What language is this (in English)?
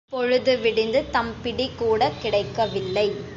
Tamil